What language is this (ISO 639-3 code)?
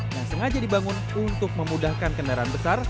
ind